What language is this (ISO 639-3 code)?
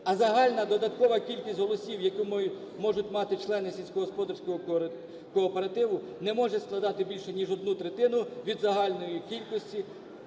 ukr